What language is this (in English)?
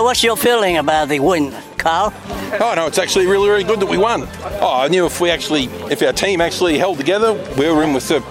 Vietnamese